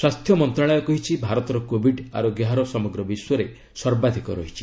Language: Odia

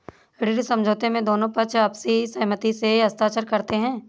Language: Hindi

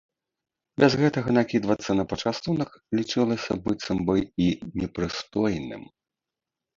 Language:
Belarusian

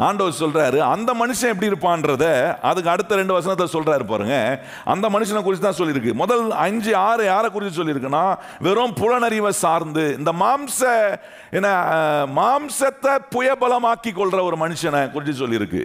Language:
Tamil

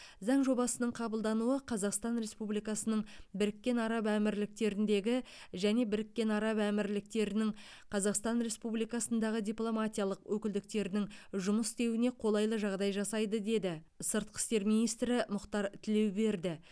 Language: Kazakh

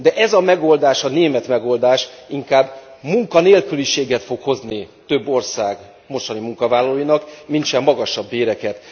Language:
Hungarian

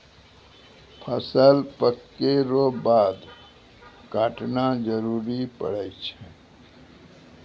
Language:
Maithili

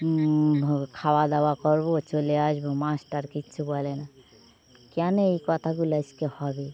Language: Bangla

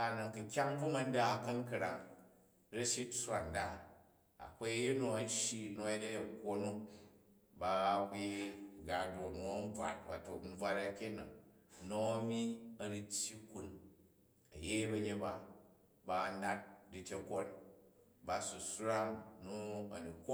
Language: Jju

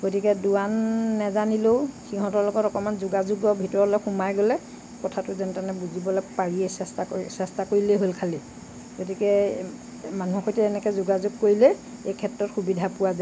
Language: Assamese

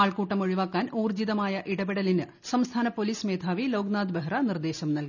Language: Malayalam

